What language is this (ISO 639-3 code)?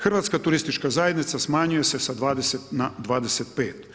hrv